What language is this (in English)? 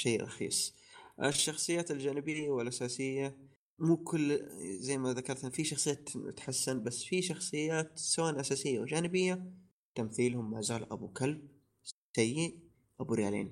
Arabic